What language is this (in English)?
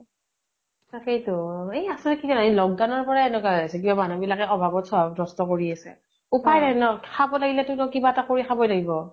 Assamese